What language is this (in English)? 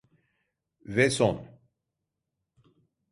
Turkish